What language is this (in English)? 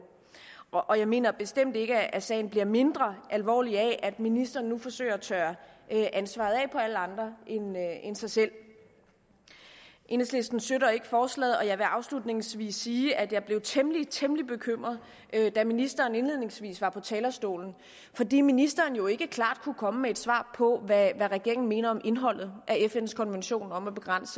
Danish